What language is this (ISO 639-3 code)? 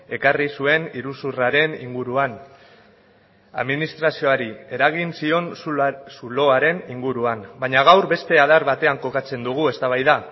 eus